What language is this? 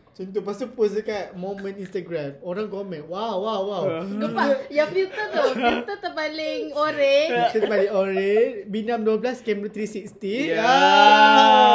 Malay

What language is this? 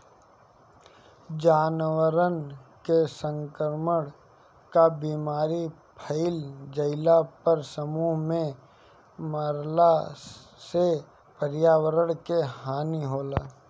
Bhojpuri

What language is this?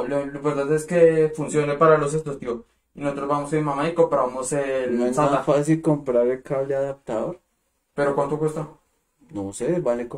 Spanish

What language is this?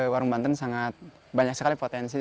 Indonesian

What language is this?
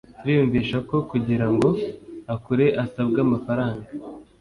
Kinyarwanda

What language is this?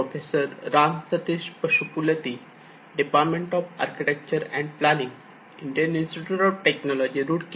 Marathi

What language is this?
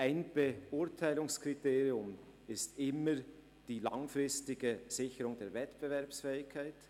Swiss German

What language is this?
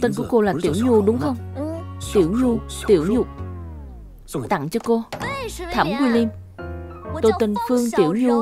Vietnamese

